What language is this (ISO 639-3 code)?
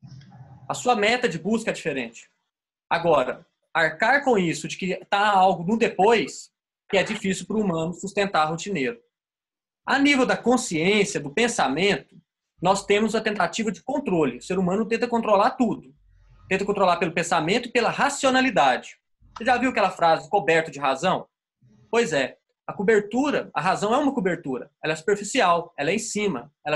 por